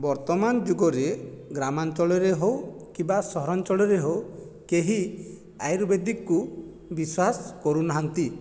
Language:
Odia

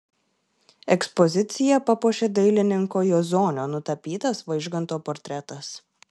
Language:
Lithuanian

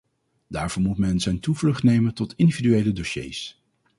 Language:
Dutch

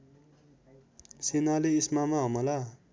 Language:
Nepali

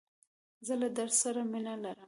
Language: Pashto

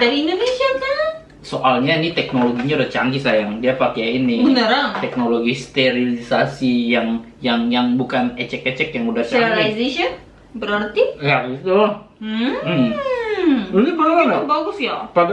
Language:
Indonesian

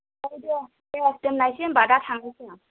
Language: Bodo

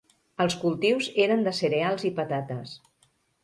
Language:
Catalan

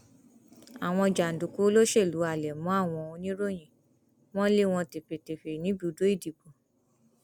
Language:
Yoruba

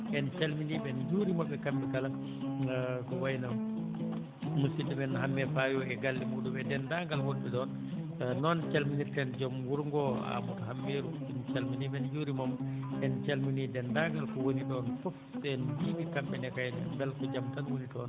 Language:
Fula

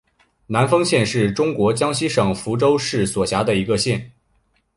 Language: Chinese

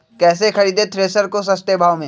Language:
Magahi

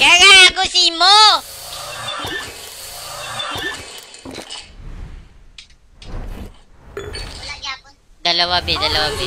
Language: Filipino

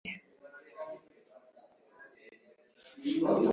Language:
Kinyarwanda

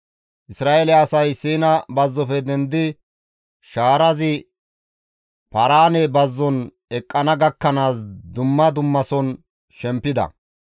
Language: Gamo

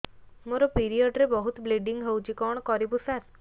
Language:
Odia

